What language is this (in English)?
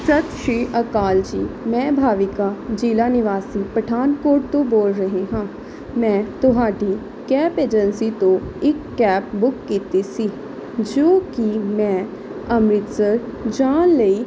Punjabi